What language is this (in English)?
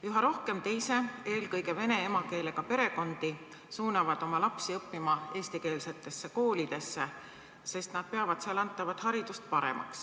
Estonian